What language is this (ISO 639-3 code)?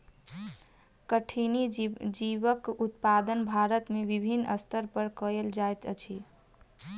mai